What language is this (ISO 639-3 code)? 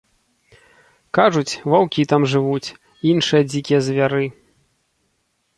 bel